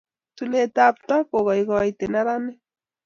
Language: Kalenjin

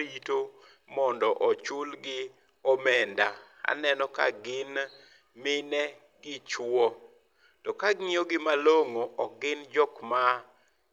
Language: Luo (Kenya and Tanzania)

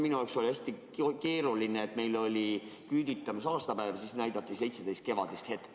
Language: Estonian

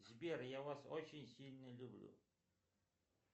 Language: Russian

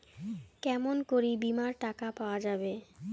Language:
Bangla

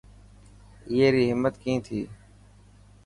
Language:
Dhatki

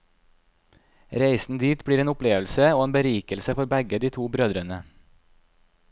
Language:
Norwegian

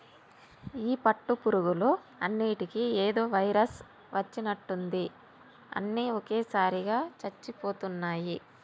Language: Telugu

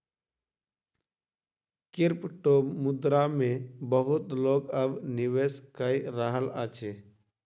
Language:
Maithili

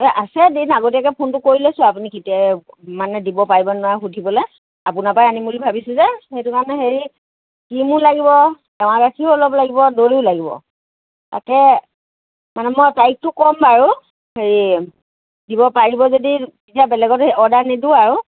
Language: Assamese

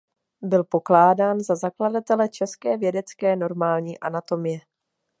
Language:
Czech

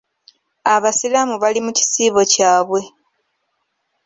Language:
Ganda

